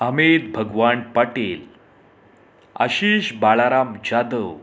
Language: Marathi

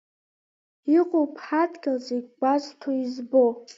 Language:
Abkhazian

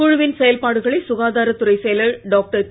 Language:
Tamil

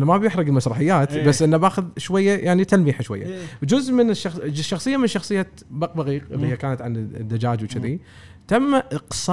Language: Arabic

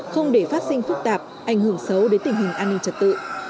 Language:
Vietnamese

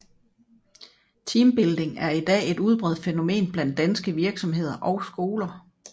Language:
Danish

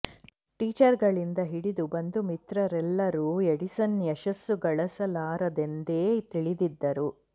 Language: Kannada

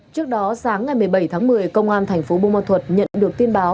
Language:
Vietnamese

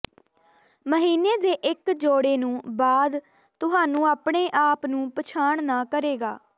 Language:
Punjabi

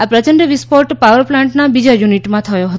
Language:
Gujarati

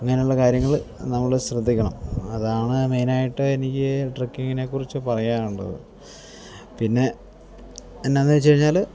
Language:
Malayalam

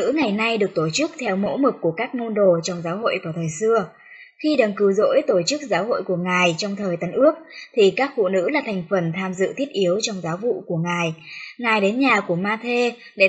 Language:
Vietnamese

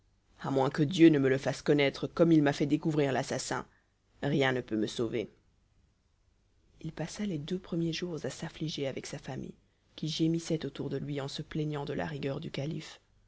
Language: French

